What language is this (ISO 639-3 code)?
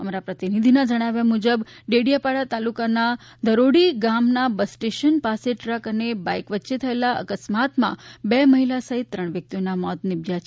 guj